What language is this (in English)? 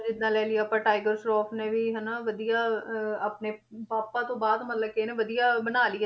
Punjabi